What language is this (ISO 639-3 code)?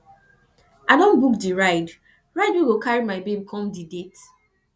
pcm